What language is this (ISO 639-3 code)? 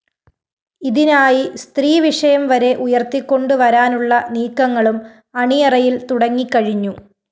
mal